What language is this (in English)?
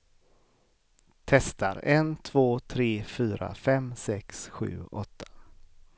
Swedish